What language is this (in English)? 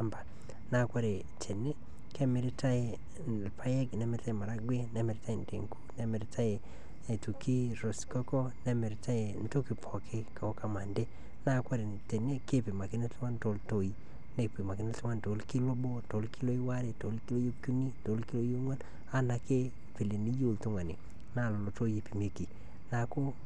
Masai